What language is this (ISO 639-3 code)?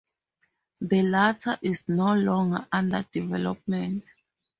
eng